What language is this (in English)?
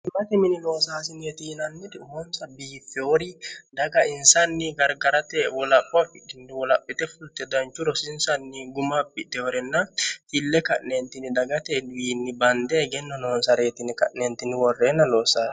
Sidamo